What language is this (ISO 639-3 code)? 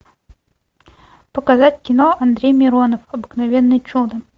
rus